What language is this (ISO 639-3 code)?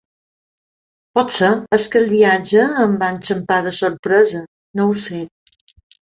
cat